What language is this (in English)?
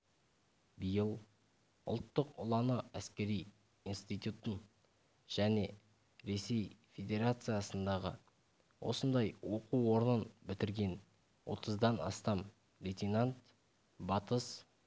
Kazakh